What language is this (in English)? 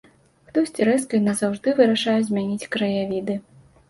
Belarusian